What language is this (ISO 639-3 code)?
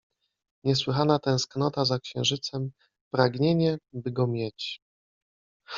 pol